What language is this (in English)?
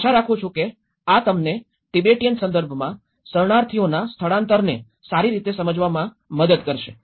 Gujarati